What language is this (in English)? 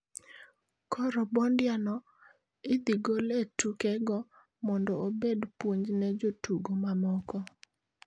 Luo (Kenya and Tanzania)